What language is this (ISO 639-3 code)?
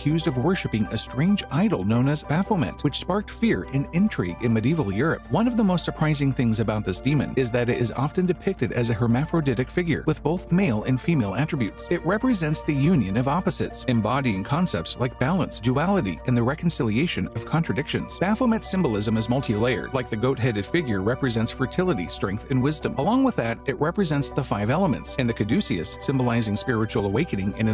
eng